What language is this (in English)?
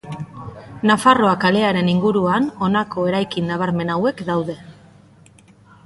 Basque